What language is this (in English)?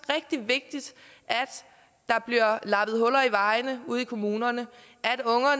Danish